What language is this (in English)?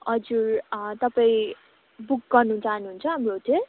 Nepali